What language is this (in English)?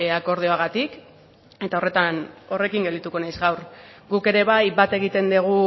Basque